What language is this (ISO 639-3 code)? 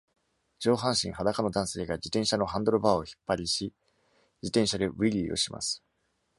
jpn